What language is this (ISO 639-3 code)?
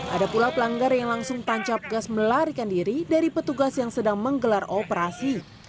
ind